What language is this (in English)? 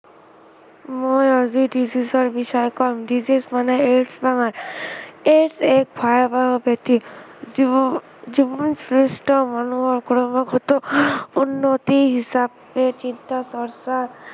Assamese